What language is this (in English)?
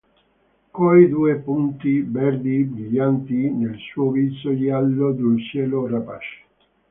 Italian